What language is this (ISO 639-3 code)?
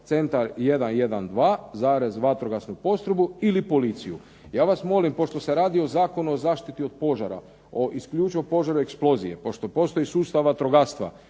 hrv